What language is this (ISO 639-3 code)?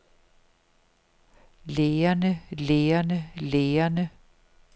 dan